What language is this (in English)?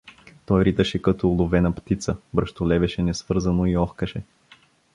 Bulgarian